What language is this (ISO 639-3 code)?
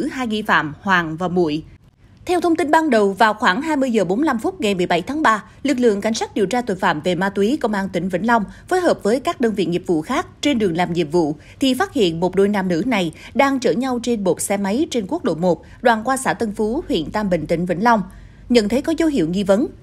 vie